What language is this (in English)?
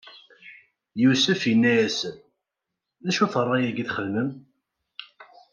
Kabyle